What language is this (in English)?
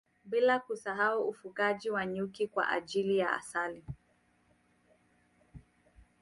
Swahili